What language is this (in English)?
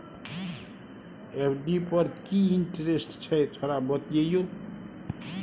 Maithili